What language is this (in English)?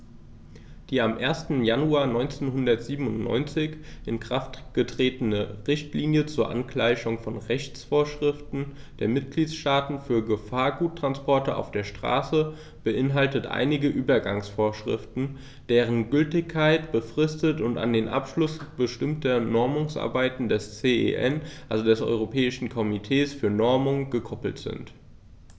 German